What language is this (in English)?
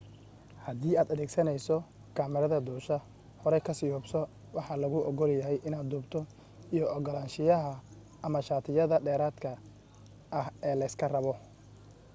Somali